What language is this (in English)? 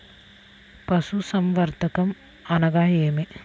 Telugu